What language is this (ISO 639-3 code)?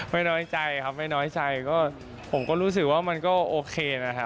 tha